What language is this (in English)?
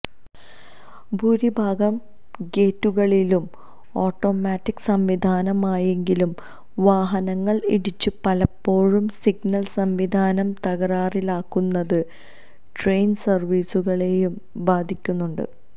Malayalam